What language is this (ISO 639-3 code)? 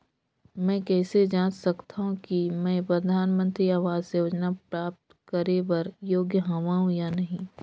hne